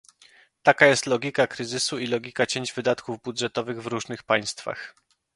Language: Polish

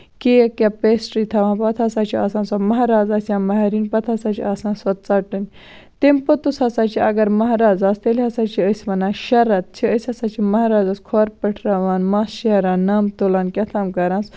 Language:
Kashmiri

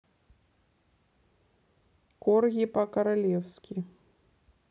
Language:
Russian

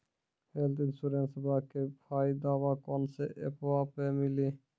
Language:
Maithili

